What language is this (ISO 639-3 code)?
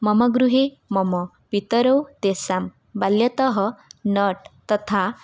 san